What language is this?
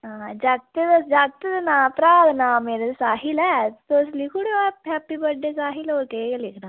Dogri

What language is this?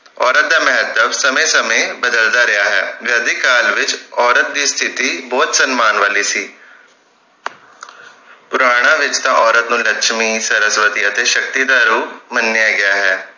Punjabi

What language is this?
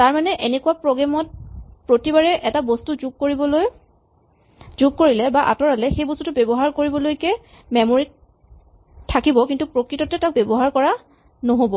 Assamese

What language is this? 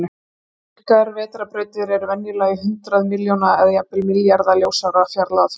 Icelandic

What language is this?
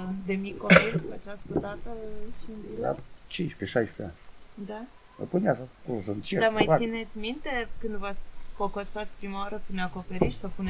Romanian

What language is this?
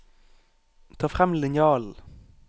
Norwegian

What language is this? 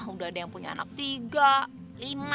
Indonesian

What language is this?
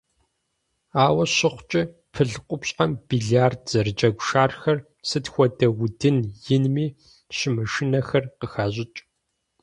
Kabardian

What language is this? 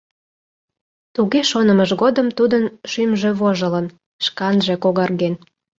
Mari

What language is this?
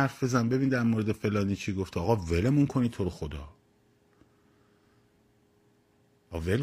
Persian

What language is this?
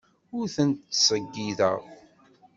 Kabyle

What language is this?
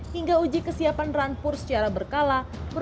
Indonesian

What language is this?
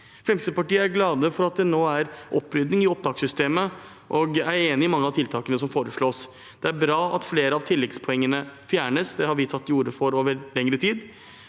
Norwegian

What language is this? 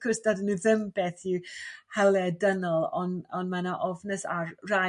Welsh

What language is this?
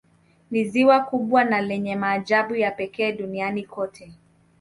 Swahili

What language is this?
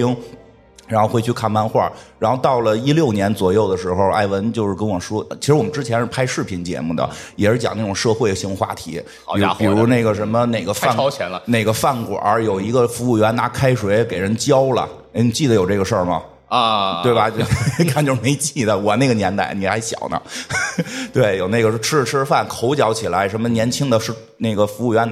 Chinese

